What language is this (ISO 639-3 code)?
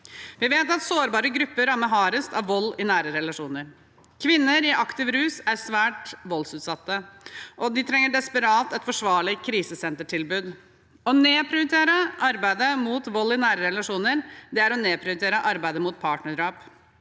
nor